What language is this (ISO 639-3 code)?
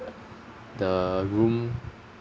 eng